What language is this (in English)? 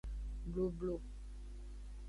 Aja (Benin)